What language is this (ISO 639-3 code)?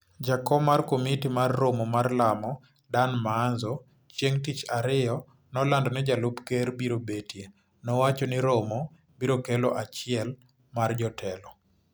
luo